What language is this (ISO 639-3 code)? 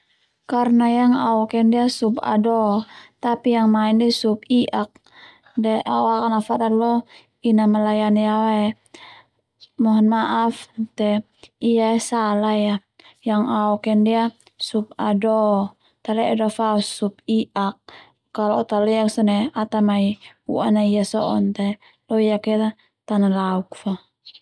twu